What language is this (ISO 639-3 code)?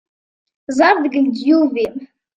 kab